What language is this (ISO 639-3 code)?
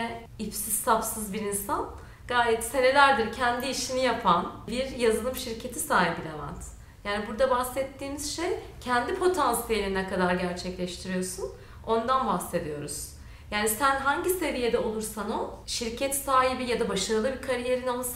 tur